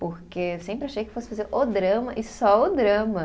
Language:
Portuguese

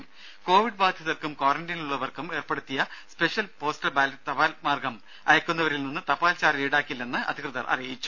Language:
Malayalam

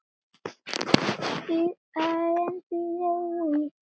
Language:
Icelandic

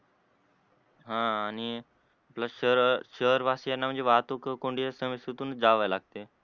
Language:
Marathi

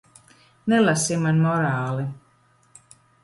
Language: Latvian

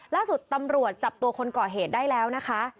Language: Thai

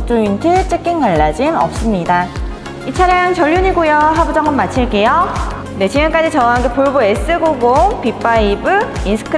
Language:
Korean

